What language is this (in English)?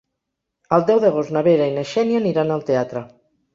Catalan